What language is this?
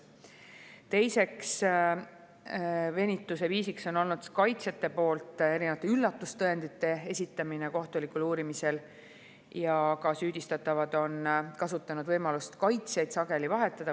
Estonian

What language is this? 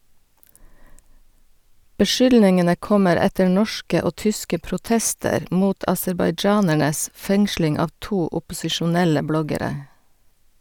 Norwegian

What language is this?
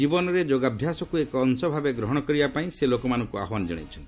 Odia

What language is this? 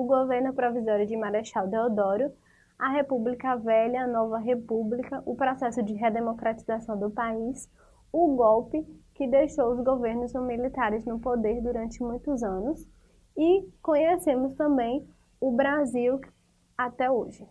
Portuguese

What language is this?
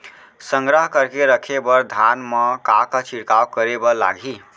Chhattisgarhi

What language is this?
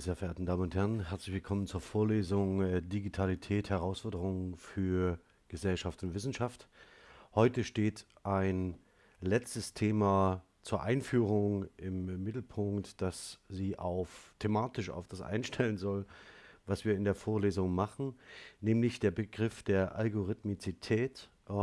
German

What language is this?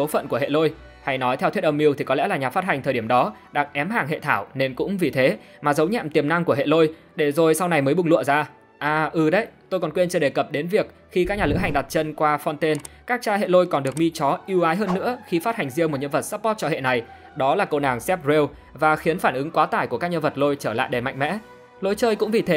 Vietnamese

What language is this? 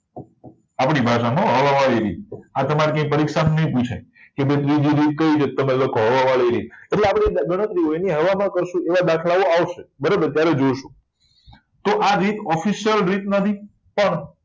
Gujarati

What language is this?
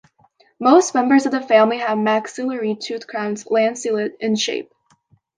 English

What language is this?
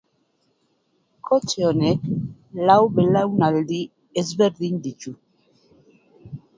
Basque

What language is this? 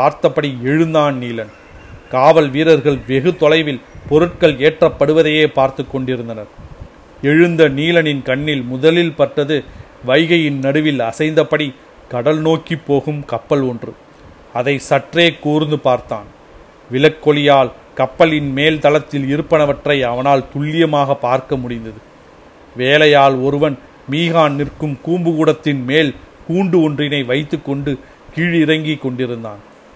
Tamil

